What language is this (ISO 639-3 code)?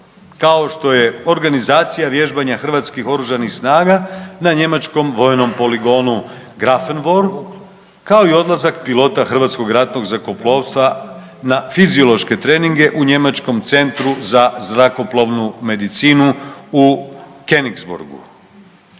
hrv